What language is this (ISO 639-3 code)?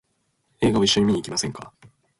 jpn